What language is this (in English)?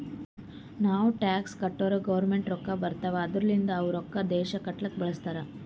Kannada